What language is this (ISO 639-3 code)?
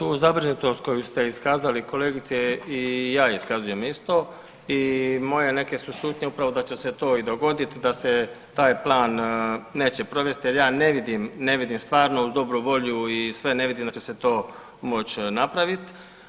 hrv